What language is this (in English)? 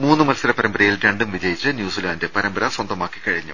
Malayalam